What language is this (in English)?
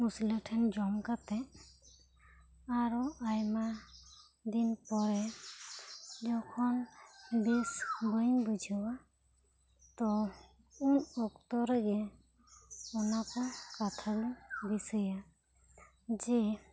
Santali